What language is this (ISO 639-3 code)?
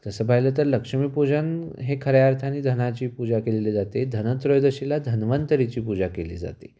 mar